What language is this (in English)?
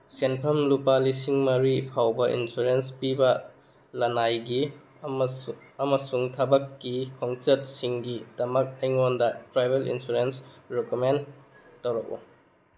Manipuri